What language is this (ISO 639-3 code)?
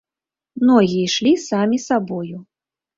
bel